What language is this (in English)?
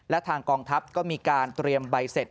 Thai